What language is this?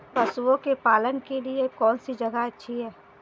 Hindi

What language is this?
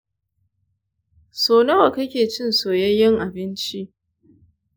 Hausa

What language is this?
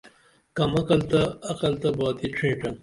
Dameli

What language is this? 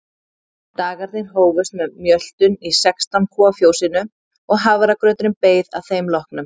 Icelandic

